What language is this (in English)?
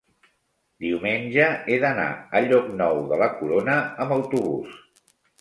Catalan